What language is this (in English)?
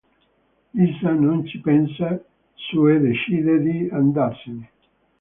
Italian